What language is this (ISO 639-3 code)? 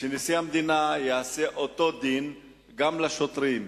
heb